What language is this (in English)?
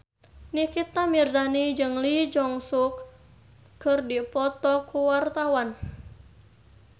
Sundanese